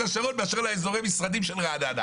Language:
Hebrew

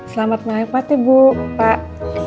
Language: Indonesian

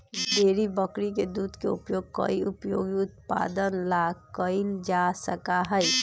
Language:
Magahi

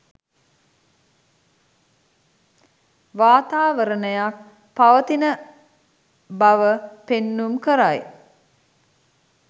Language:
Sinhala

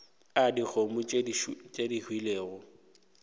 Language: Northern Sotho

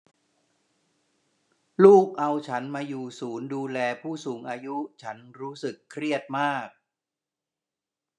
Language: Thai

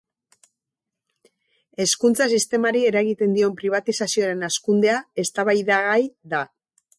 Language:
Basque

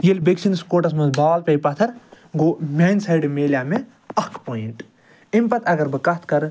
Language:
Kashmiri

